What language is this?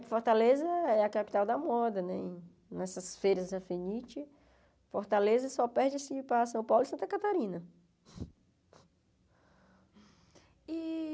Portuguese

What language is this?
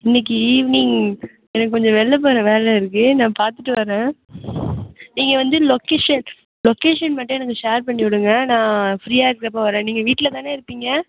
Tamil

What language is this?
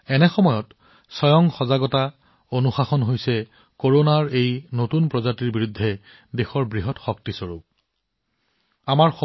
Assamese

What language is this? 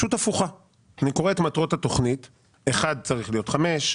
Hebrew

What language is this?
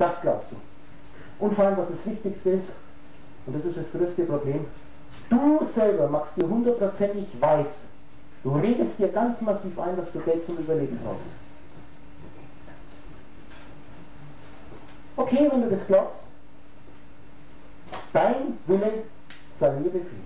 German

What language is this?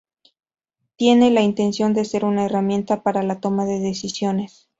Spanish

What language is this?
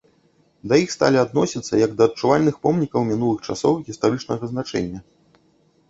Belarusian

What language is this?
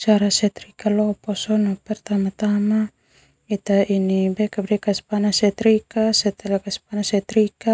Termanu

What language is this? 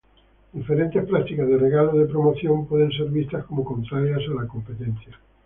Spanish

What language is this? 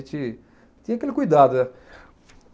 Portuguese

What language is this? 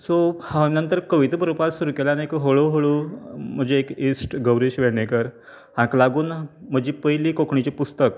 Konkani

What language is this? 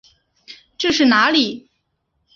Chinese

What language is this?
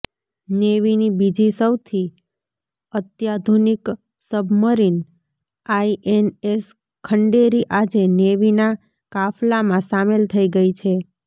Gujarati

